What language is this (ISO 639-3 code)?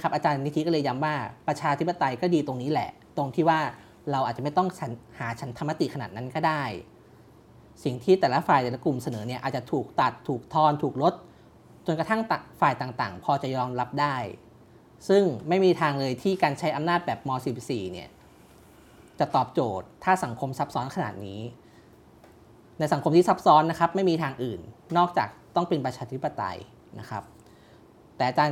tha